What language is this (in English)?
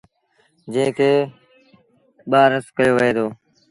Sindhi Bhil